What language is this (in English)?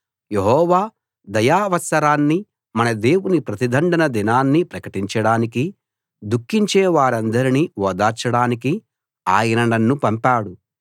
Telugu